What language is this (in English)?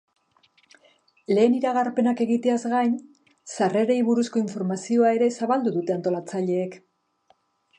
Basque